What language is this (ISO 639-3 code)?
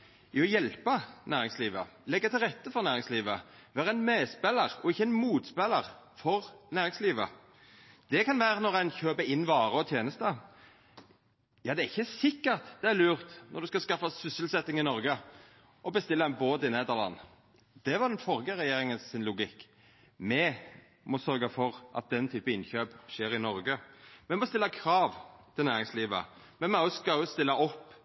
nno